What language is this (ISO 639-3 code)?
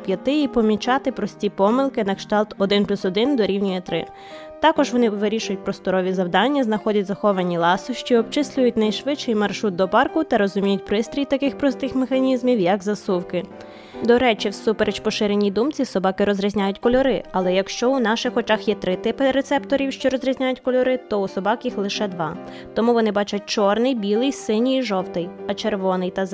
ukr